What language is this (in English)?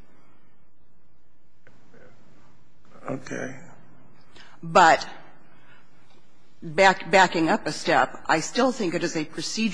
English